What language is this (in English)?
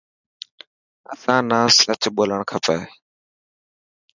Dhatki